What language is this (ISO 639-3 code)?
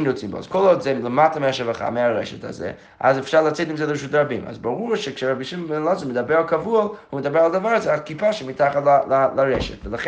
heb